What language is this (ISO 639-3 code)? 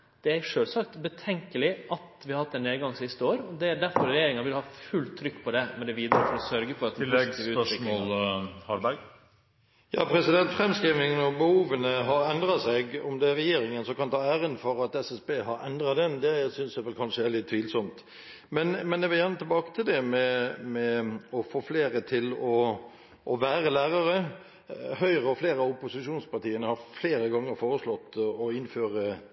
nor